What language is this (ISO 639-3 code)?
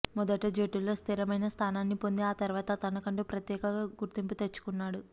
tel